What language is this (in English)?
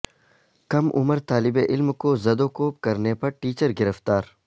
Urdu